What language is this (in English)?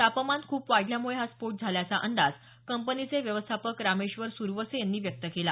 Marathi